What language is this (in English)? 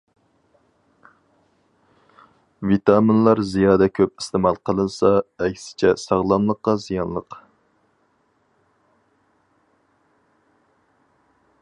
Uyghur